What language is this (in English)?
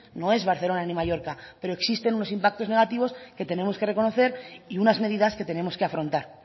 Spanish